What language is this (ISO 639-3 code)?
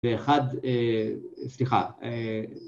heb